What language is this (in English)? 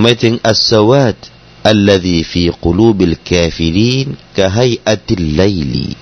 Thai